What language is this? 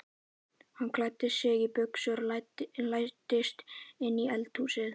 Icelandic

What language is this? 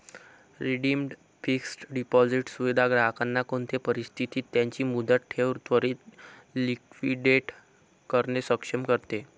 Marathi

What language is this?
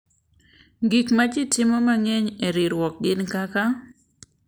Luo (Kenya and Tanzania)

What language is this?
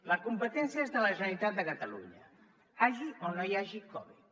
Catalan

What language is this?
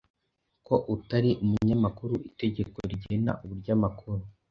Kinyarwanda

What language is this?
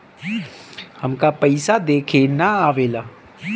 Bhojpuri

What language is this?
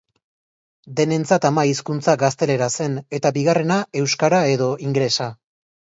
Basque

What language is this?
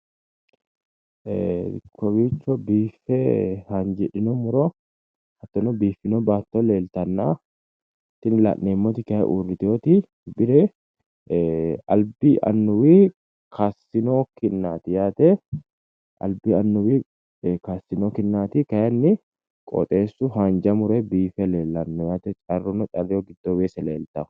Sidamo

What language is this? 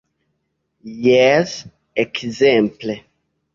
Esperanto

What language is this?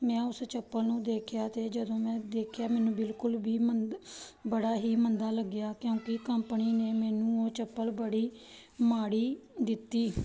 Punjabi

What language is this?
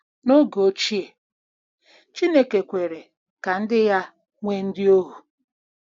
Igbo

